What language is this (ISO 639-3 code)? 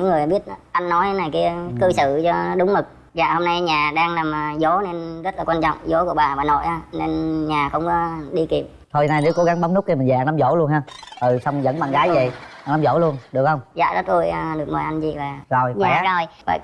vie